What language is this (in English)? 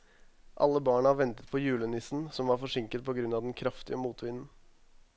Norwegian